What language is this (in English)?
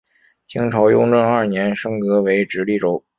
Chinese